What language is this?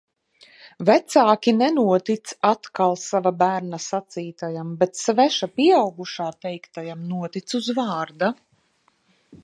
Latvian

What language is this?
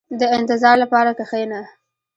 Pashto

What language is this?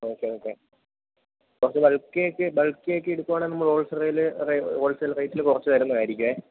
Malayalam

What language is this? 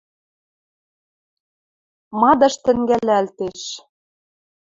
Western Mari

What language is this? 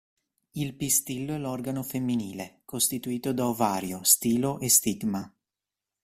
Italian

